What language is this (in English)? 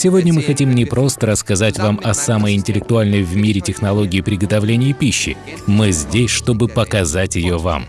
Russian